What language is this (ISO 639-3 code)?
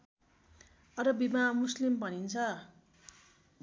nep